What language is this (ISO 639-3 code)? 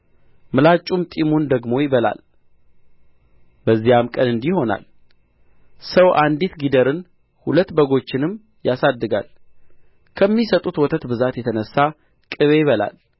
amh